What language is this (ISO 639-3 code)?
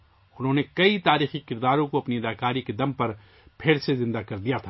urd